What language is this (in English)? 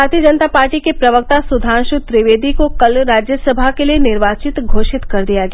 Hindi